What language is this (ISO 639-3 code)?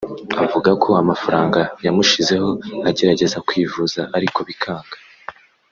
kin